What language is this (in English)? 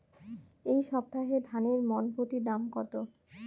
Bangla